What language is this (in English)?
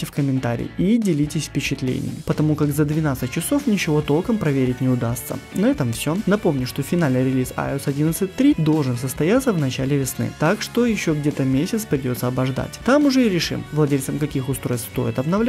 Russian